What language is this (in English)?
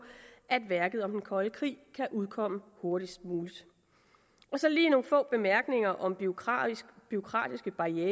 Danish